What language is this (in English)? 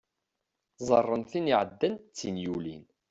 Kabyle